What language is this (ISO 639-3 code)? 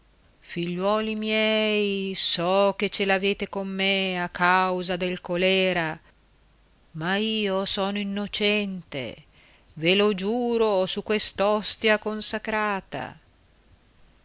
ita